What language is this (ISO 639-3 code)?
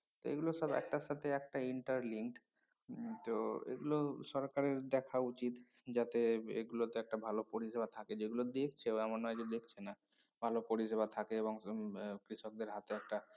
ben